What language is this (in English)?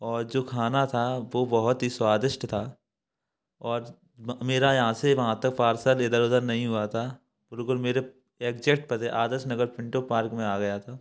Hindi